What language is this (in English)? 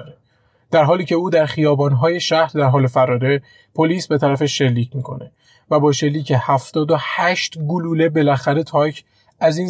Persian